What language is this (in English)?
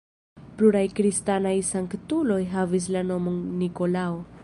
Esperanto